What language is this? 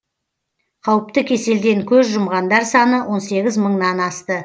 Kazakh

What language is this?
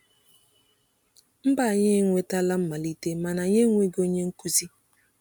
Igbo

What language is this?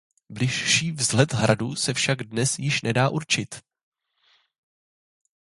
Czech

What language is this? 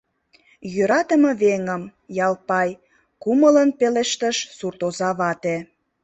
Mari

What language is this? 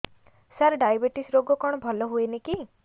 Odia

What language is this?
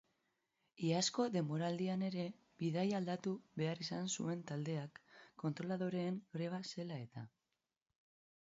Basque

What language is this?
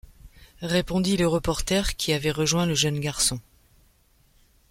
French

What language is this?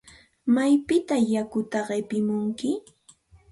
Santa Ana de Tusi Pasco Quechua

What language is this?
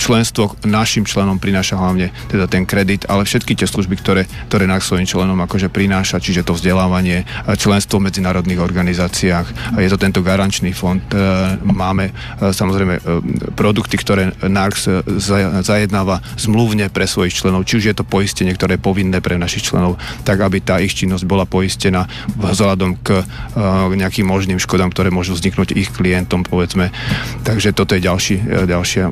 Slovak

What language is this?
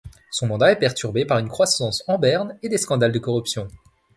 French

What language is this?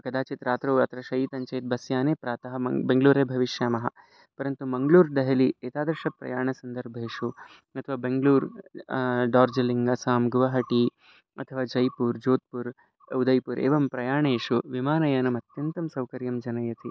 Sanskrit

